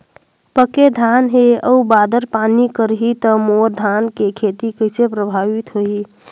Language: Chhattisgarhi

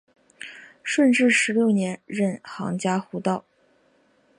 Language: Chinese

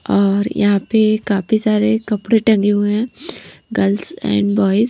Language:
Hindi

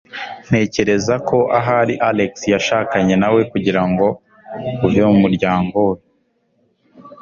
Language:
Kinyarwanda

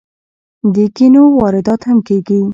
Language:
Pashto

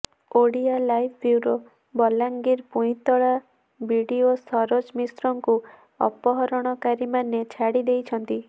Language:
Odia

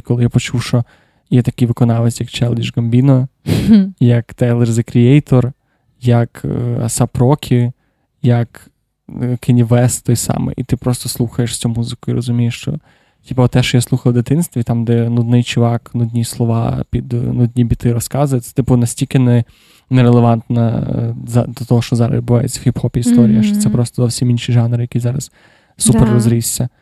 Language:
Ukrainian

